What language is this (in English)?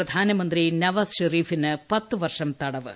Malayalam